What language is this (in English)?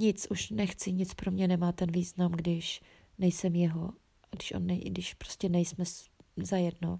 Czech